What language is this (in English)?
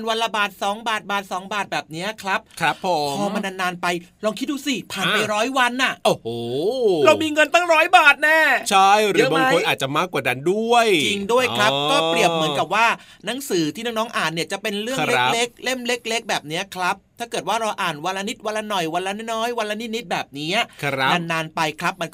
Thai